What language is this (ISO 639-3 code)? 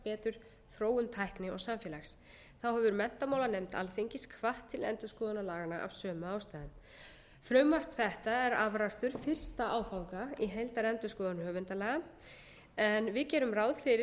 isl